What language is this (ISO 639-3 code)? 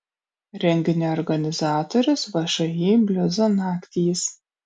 lit